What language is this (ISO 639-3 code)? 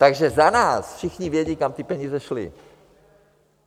ces